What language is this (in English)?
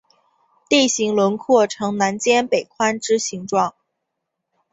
Chinese